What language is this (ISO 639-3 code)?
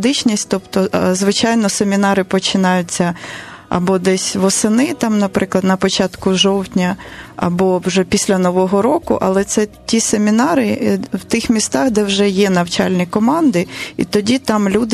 ukr